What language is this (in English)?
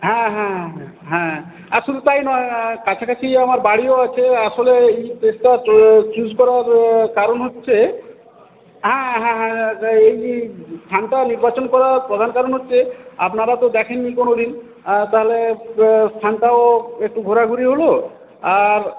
Bangla